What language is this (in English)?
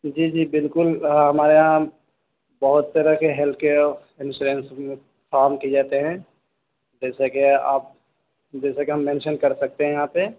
Urdu